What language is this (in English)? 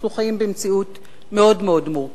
Hebrew